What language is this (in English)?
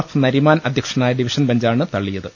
Malayalam